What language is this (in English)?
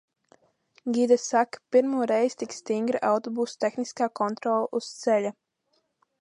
Latvian